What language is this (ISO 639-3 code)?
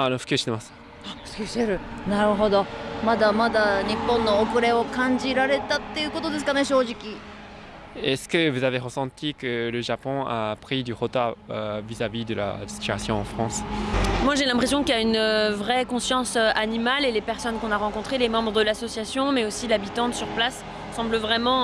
jpn